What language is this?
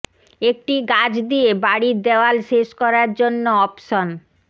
Bangla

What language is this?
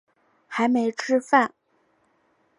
Chinese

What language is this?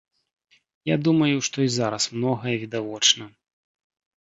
Belarusian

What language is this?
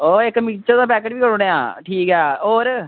Dogri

